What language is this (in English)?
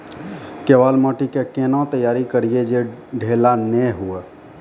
Maithili